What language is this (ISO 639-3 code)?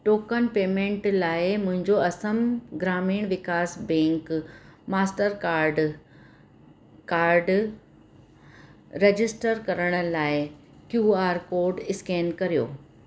snd